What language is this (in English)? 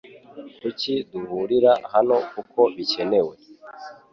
Kinyarwanda